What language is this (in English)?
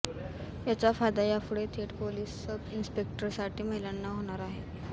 Marathi